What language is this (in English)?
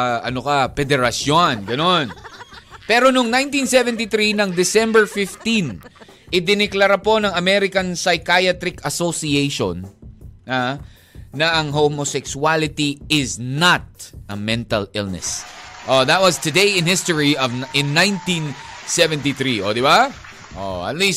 Filipino